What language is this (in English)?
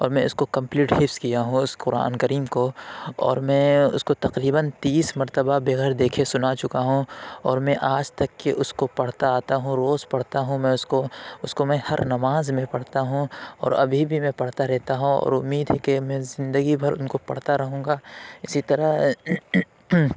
Urdu